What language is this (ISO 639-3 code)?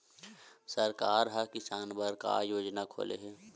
hne